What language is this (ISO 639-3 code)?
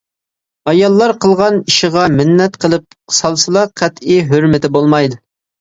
uig